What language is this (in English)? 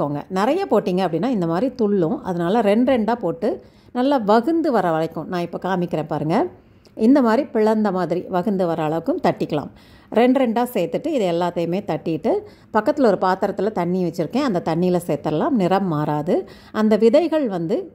Tamil